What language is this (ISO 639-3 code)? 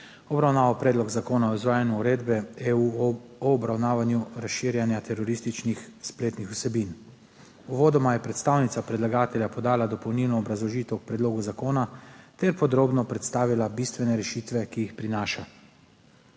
slv